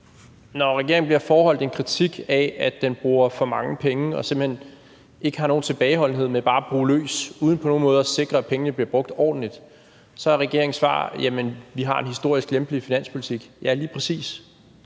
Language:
Danish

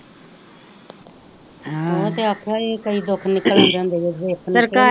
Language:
Punjabi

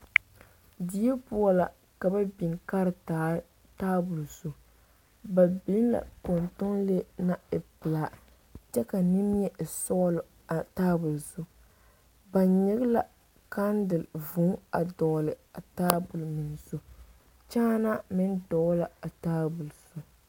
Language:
Southern Dagaare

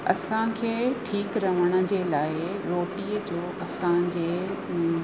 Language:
Sindhi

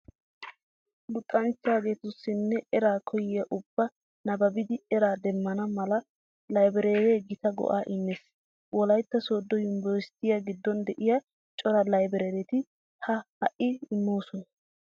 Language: Wolaytta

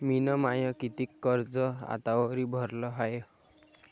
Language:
Marathi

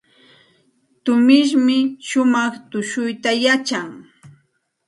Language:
Santa Ana de Tusi Pasco Quechua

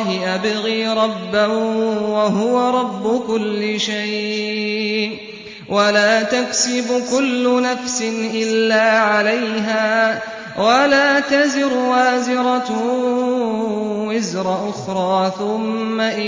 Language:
Arabic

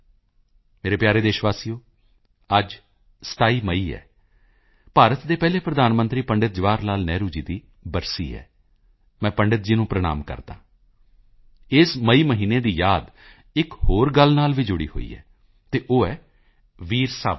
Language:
Punjabi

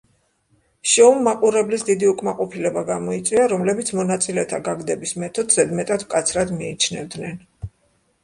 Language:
Georgian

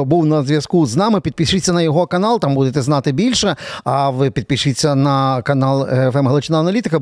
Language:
Ukrainian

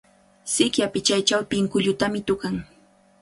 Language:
Cajatambo North Lima Quechua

